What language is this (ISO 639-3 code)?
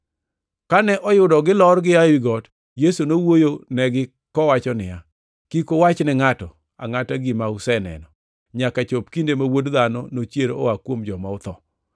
luo